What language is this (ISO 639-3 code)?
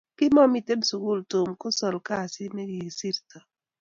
kln